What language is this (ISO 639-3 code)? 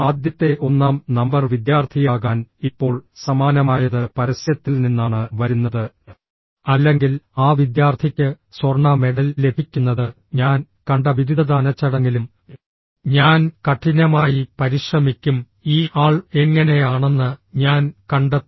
mal